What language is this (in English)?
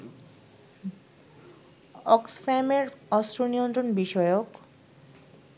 Bangla